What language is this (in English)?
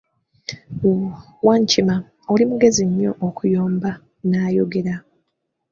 Ganda